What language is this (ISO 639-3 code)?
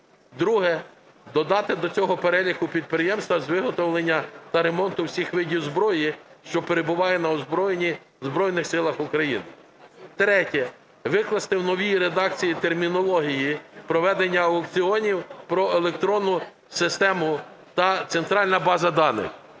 ukr